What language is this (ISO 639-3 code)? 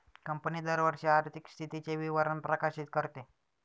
mar